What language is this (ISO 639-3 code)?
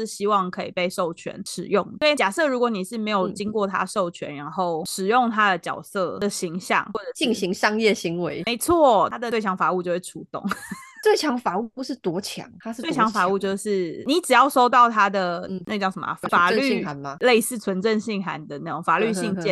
zho